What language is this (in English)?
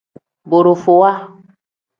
Tem